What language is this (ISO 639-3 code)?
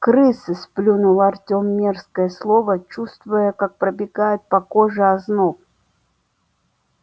rus